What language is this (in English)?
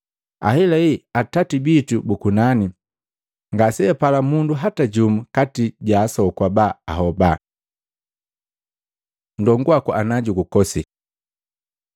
Matengo